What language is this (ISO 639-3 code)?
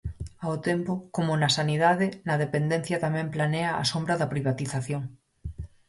glg